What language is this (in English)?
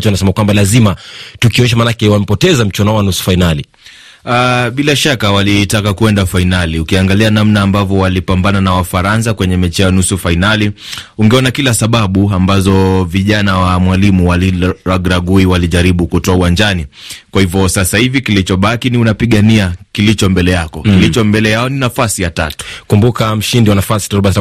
Swahili